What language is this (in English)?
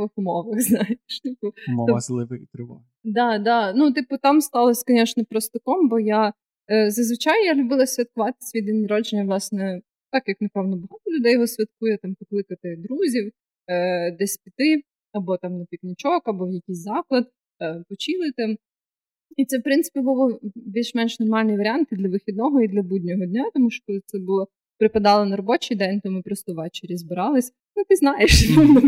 Ukrainian